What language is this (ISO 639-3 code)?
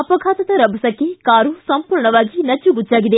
kan